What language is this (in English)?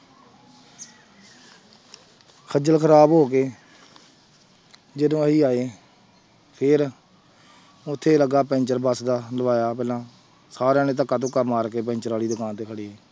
Punjabi